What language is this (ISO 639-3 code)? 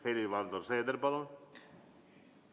est